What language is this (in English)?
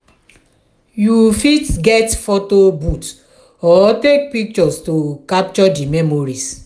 Nigerian Pidgin